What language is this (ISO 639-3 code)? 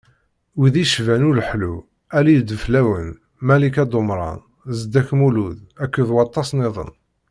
kab